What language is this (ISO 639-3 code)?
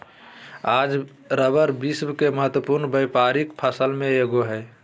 mag